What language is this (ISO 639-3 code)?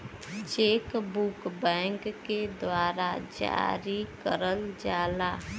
bho